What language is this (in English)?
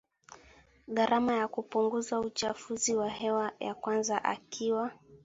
Swahili